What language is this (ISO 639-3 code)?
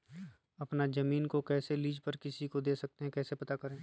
mag